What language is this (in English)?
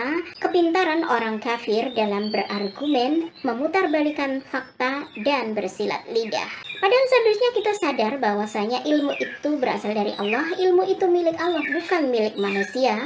Indonesian